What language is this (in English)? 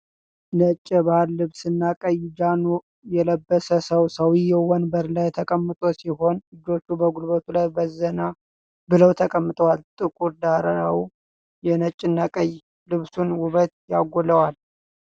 Amharic